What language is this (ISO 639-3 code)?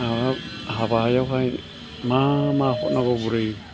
brx